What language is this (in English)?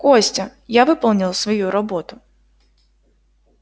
Russian